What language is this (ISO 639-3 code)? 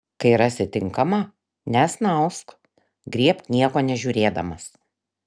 lit